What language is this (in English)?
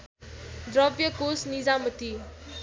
Nepali